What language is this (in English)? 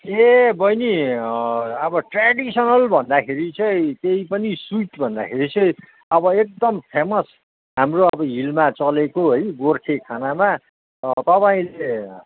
Nepali